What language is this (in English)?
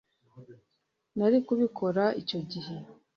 Kinyarwanda